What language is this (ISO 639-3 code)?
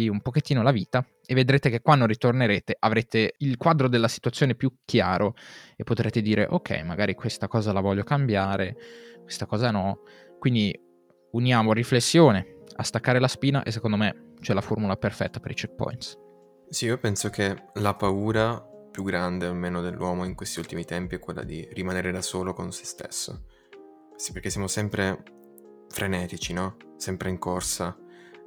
ita